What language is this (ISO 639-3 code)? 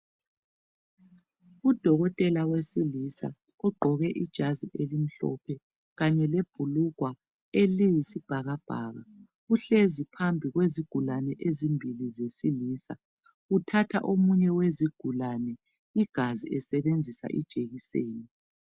nde